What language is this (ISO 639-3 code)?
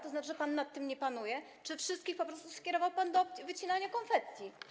pol